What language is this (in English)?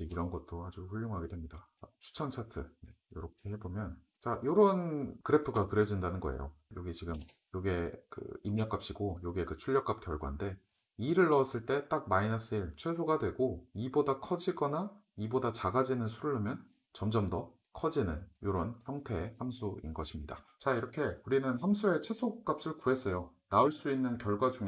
Korean